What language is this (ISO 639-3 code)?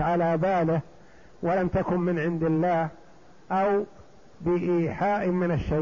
ara